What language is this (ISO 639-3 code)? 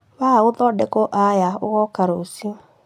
kik